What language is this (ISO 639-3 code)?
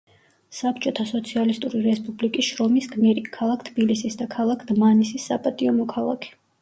kat